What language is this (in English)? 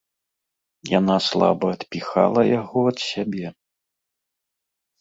Belarusian